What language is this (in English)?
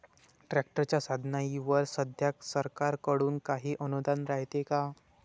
Marathi